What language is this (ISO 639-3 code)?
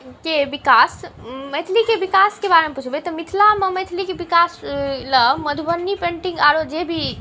mai